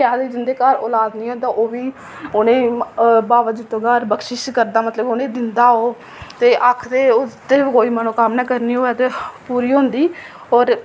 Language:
Dogri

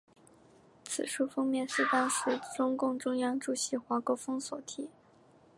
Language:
Chinese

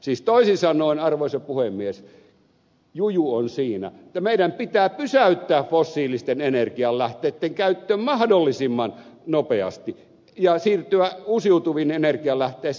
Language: Finnish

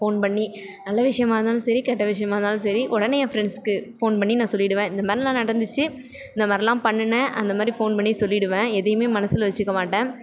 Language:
Tamil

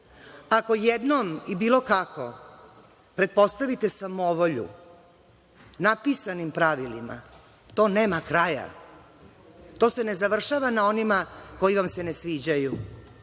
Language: Serbian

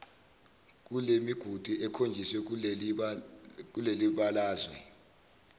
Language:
Zulu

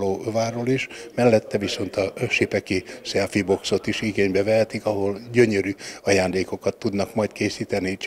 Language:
Hungarian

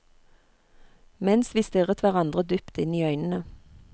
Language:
Norwegian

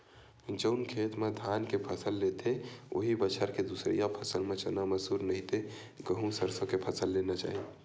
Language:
Chhattisgarhi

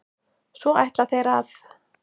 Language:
Icelandic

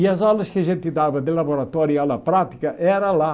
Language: Portuguese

